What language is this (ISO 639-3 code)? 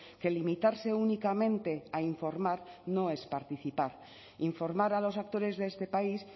spa